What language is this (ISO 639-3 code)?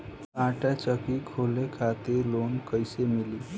bho